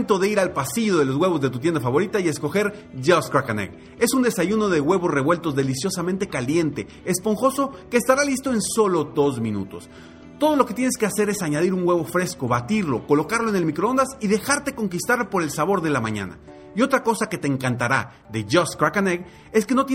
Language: Spanish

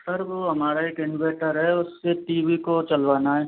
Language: Hindi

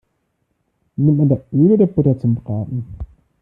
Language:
German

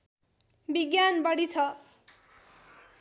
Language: Nepali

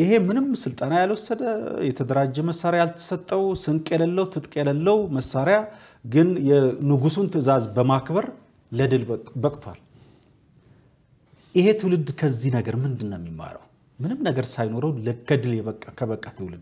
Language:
Arabic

